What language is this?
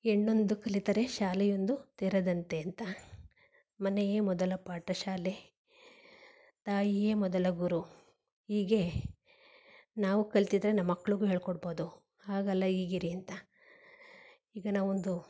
Kannada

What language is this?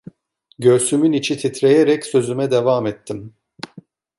Turkish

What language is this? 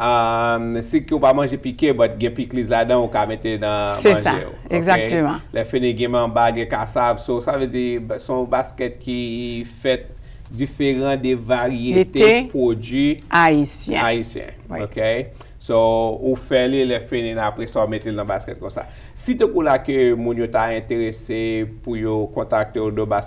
French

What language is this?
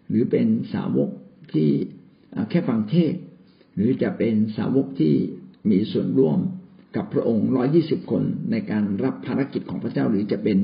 Thai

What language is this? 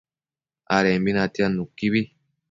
Matsés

